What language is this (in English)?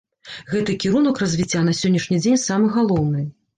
Belarusian